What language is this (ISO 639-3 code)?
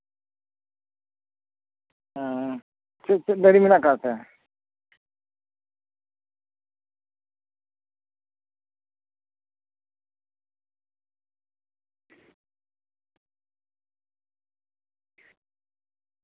sat